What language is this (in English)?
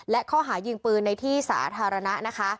Thai